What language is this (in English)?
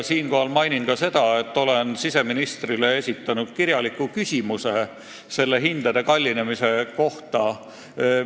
Estonian